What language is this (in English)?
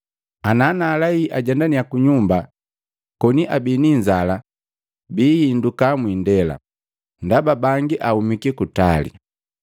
Matengo